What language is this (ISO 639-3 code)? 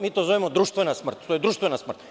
srp